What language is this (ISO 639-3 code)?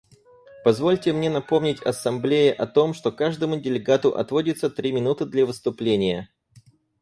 rus